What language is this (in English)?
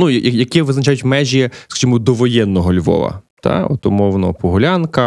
Ukrainian